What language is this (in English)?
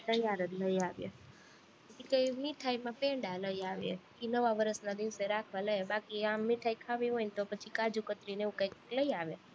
Gujarati